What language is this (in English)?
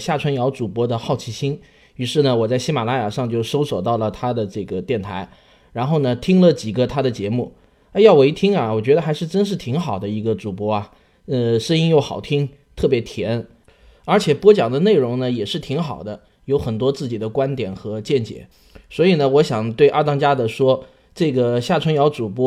Chinese